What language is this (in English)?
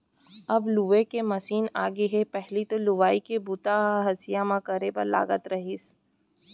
Chhattisgarhi